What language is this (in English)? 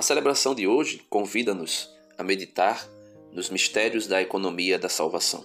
Portuguese